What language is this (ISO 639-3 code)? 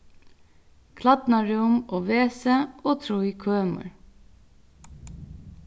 fao